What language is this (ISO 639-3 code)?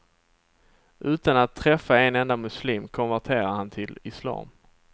swe